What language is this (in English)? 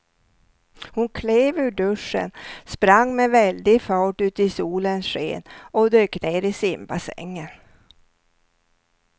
Swedish